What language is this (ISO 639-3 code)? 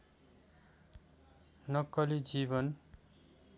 nep